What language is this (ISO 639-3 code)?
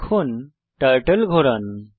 ben